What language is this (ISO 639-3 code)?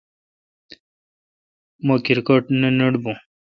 xka